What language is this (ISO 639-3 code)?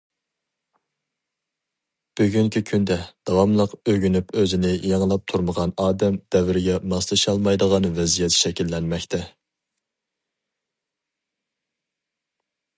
uig